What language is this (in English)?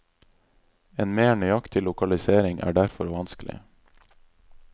Norwegian